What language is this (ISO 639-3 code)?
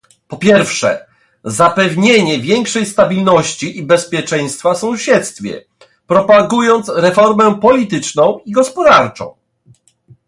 pol